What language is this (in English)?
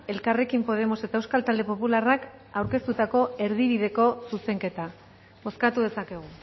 Basque